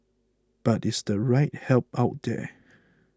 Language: English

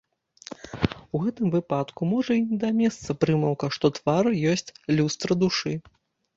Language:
Belarusian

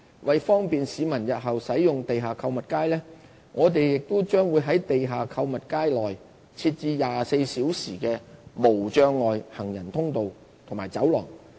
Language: Cantonese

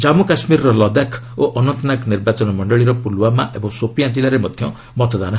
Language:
Odia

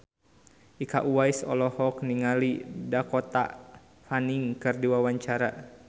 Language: Sundanese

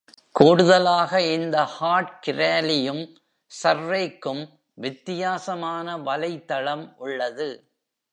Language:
Tamil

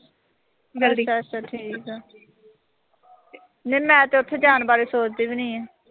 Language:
Punjabi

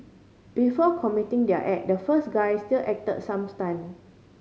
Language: English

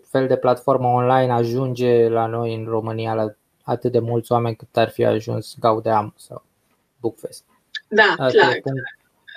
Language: Romanian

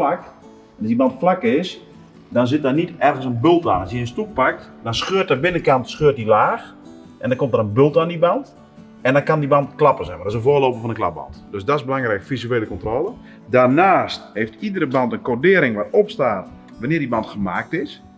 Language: Dutch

